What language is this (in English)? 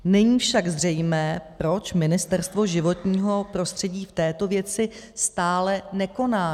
Czech